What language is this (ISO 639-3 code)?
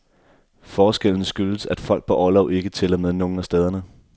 dan